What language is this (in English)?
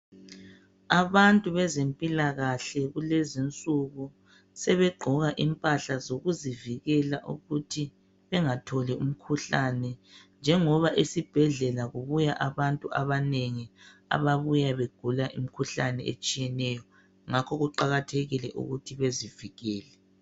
North Ndebele